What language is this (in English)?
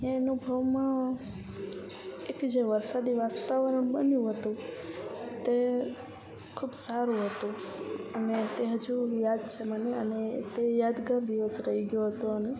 Gujarati